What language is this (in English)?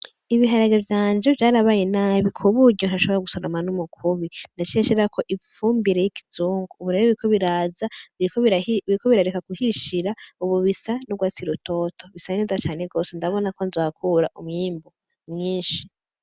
Rundi